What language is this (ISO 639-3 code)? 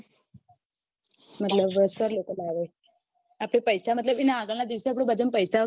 guj